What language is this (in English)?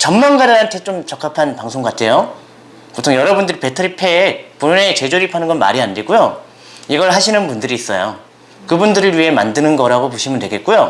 Korean